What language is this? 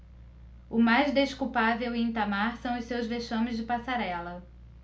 Portuguese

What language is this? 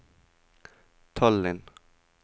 Norwegian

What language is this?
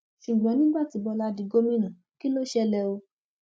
Yoruba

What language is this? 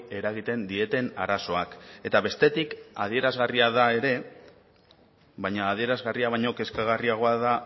Basque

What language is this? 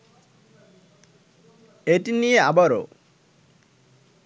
Bangla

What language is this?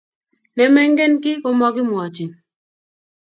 Kalenjin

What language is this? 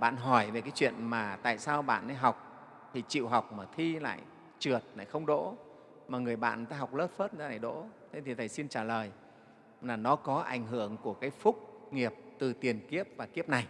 Vietnamese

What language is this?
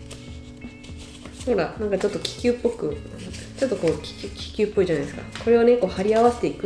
Japanese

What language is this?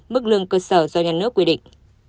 Vietnamese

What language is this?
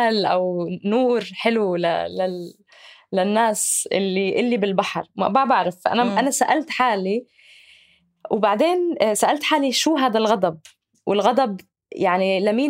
Arabic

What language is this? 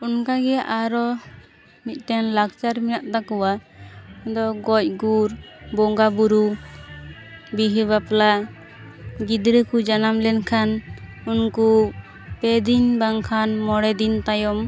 Santali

